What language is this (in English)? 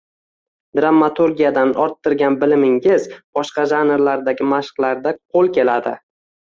Uzbek